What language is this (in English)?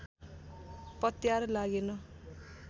Nepali